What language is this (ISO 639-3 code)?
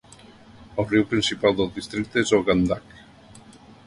cat